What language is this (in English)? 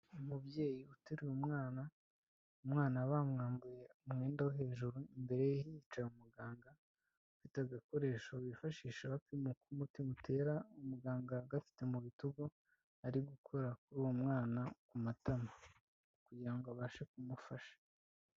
Kinyarwanda